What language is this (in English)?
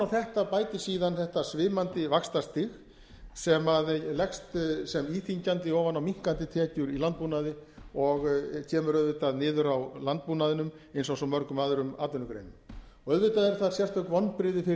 Icelandic